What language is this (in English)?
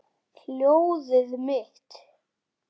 Icelandic